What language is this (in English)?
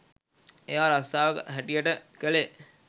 Sinhala